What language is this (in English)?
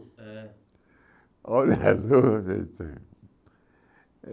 Portuguese